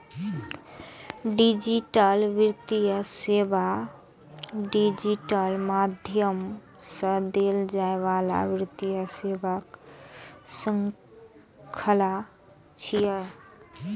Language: Maithili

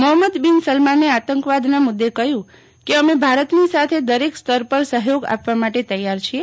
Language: Gujarati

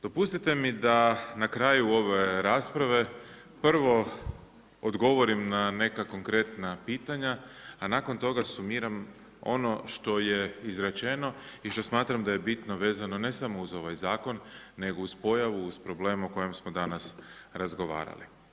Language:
Croatian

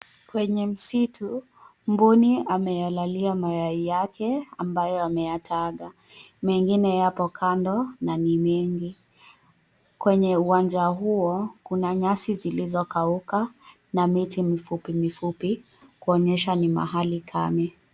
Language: Swahili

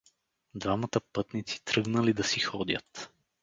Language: Bulgarian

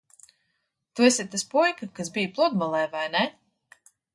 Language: Latvian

